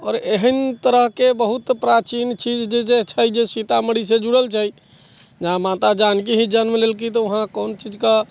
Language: Maithili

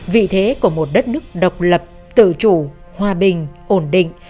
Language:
Vietnamese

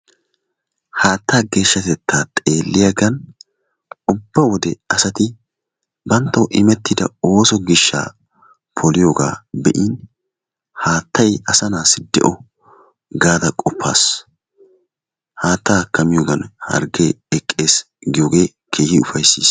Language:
Wolaytta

